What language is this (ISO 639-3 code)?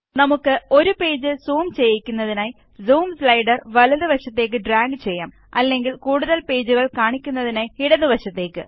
mal